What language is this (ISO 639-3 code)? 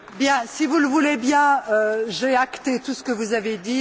fra